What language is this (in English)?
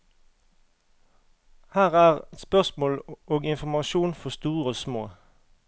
Norwegian